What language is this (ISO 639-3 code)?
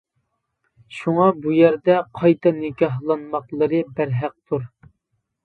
uig